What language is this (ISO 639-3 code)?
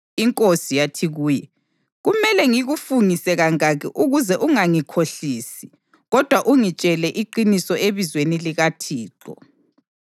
nde